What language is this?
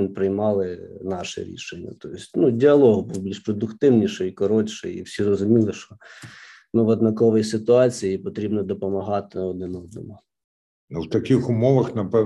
Ukrainian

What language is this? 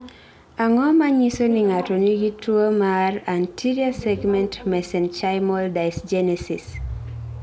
Luo (Kenya and Tanzania)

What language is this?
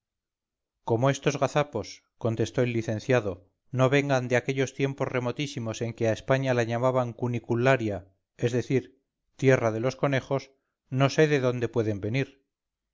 Spanish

